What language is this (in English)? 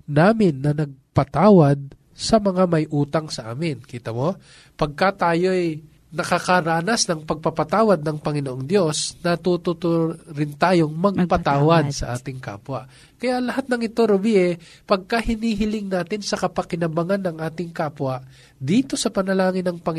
Filipino